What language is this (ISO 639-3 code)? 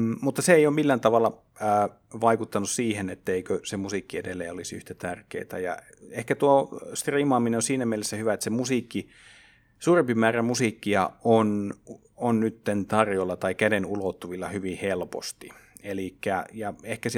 fin